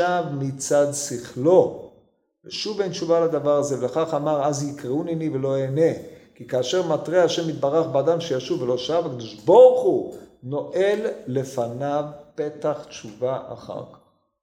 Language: Hebrew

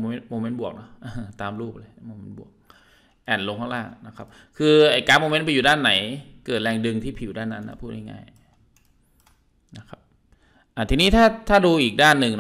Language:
Thai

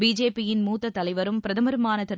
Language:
Tamil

